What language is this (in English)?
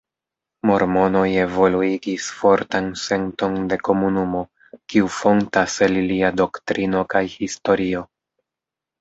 Esperanto